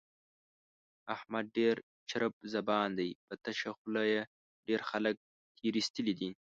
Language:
Pashto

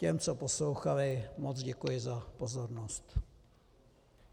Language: Czech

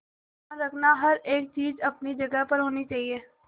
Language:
Hindi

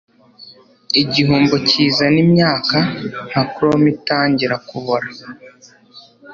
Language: Kinyarwanda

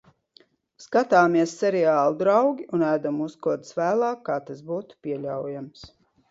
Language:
Latvian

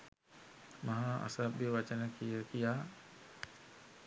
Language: Sinhala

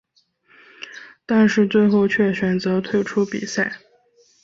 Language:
Chinese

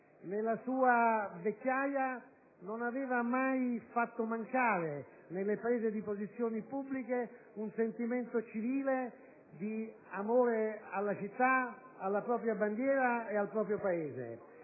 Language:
Italian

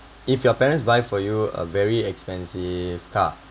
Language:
English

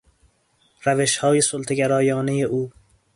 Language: Persian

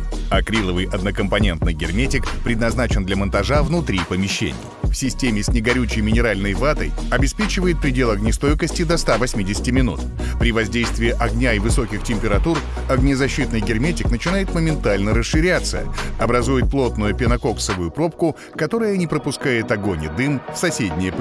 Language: Russian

